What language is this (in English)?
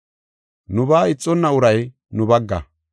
Gofa